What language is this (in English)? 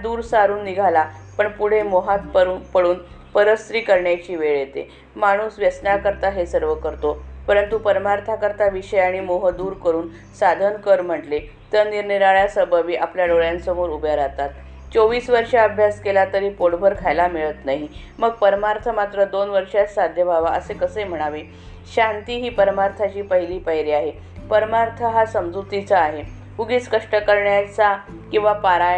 Marathi